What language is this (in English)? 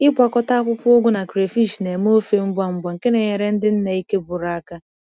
Igbo